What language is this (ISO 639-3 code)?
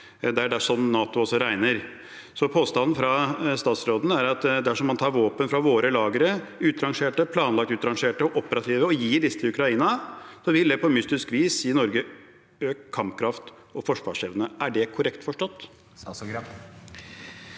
nor